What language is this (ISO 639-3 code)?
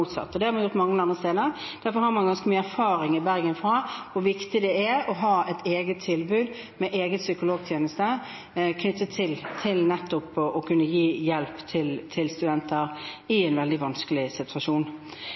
nob